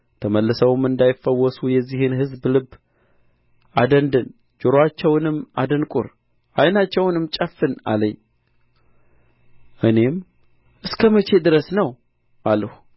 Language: Amharic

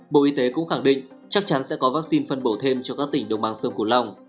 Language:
Vietnamese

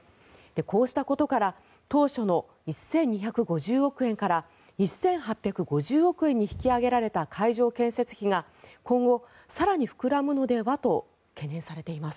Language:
Japanese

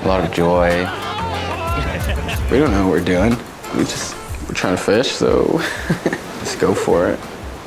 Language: English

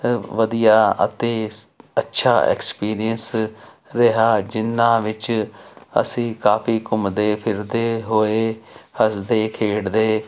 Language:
Punjabi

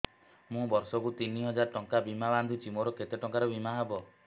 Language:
Odia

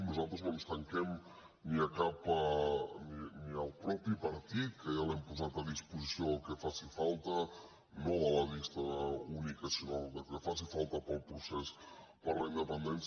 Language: Catalan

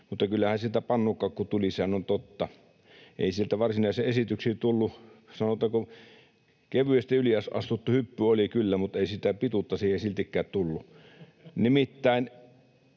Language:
Finnish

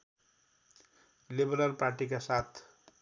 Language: Nepali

